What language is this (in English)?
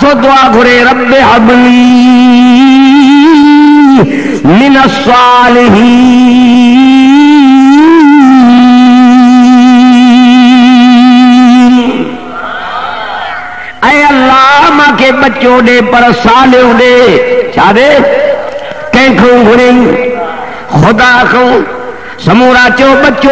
Indonesian